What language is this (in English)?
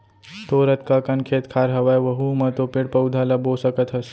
Chhattisgarhi